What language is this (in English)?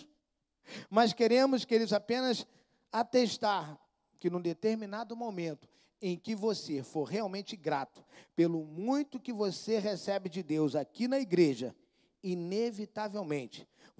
Portuguese